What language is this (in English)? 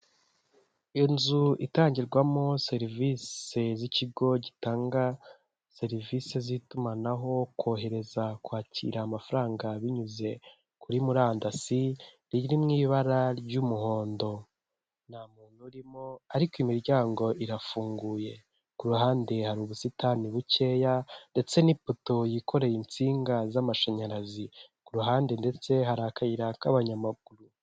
Kinyarwanda